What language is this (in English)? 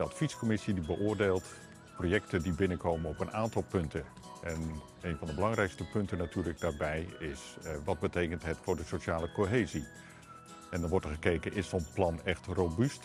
Dutch